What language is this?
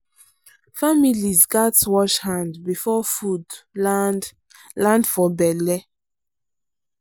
Nigerian Pidgin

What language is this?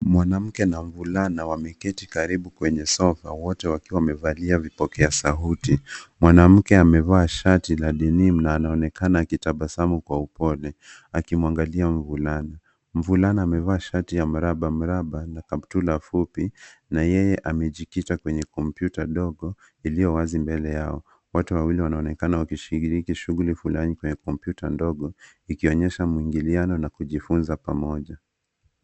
Swahili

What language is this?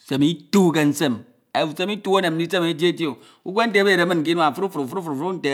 Ito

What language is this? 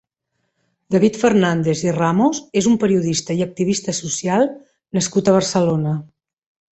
Catalan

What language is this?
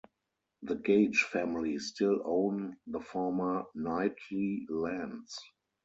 English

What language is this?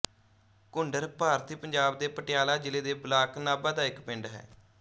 Punjabi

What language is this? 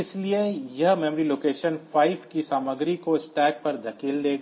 Hindi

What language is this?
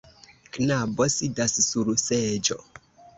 Esperanto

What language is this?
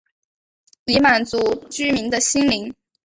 Chinese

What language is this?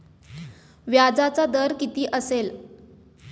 Marathi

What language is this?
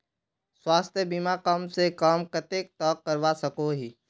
Magahi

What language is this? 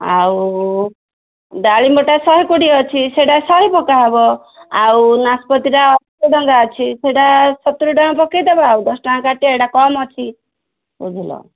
Odia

